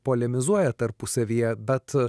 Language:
Lithuanian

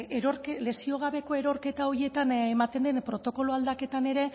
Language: Basque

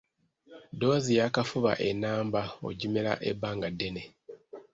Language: Ganda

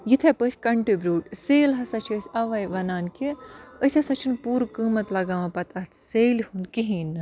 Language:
Kashmiri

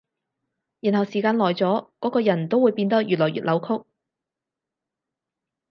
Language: Cantonese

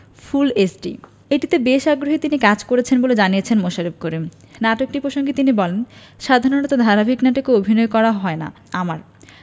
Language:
Bangla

